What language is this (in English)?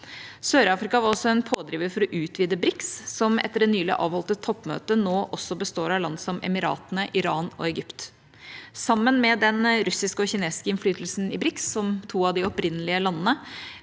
Norwegian